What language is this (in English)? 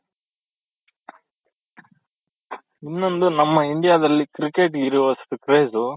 Kannada